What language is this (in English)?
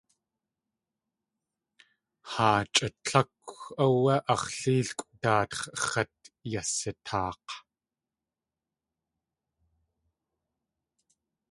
Tlingit